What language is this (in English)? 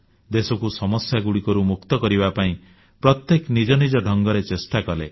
Odia